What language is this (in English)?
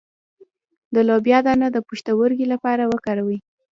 Pashto